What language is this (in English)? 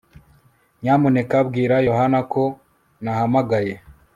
Kinyarwanda